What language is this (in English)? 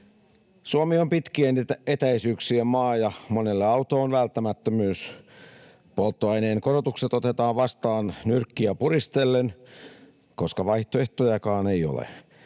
Finnish